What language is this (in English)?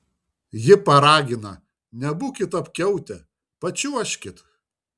Lithuanian